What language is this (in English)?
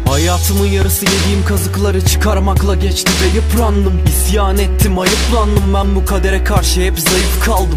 Turkish